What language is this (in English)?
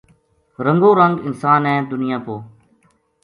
Gujari